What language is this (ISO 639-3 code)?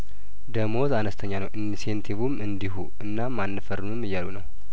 amh